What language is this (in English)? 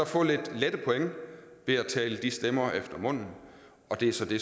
Danish